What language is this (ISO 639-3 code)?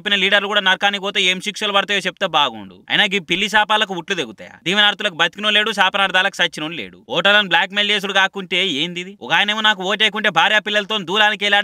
tel